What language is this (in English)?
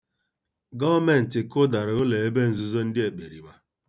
Igbo